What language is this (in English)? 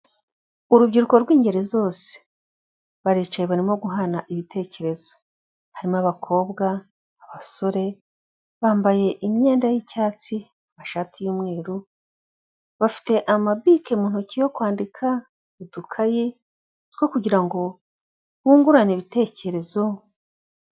Kinyarwanda